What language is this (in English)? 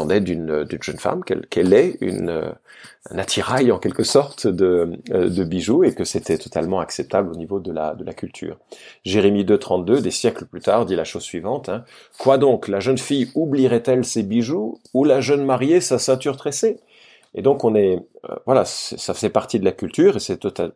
French